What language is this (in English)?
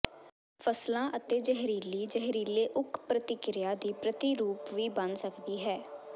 Punjabi